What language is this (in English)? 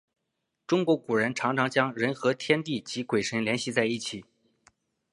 Chinese